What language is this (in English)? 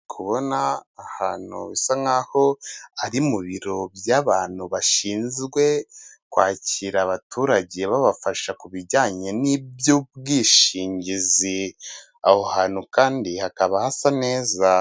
Kinyarwanda